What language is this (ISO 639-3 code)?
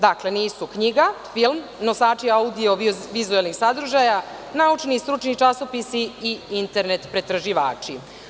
srp